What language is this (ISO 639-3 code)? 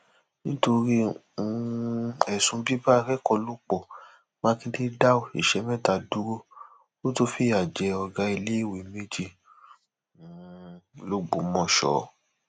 yor